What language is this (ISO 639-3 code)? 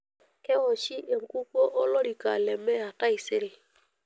mas